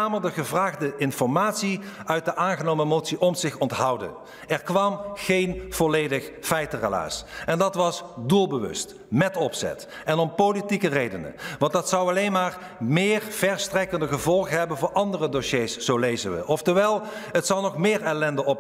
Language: Dutch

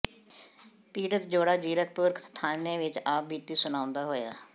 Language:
Punjabi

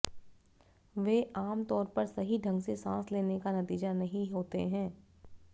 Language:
Hindi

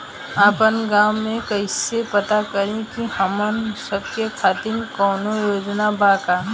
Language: Bhojpuri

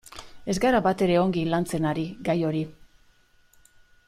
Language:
Basque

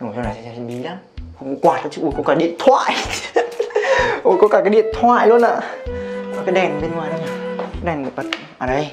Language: Vietnamese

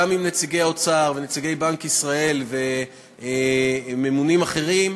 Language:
Hebrew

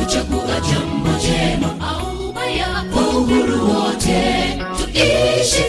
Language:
Swahili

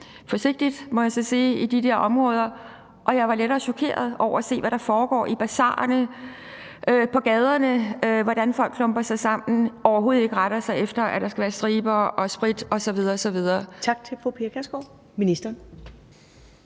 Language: Danish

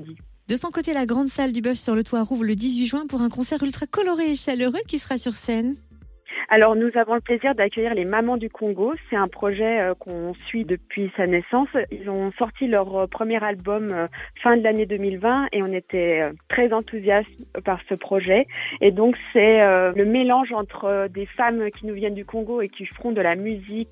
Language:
French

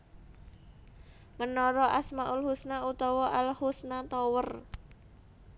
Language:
Javanese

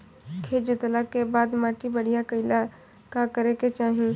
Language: Bhojpuri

